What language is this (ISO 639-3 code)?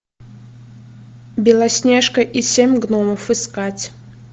rus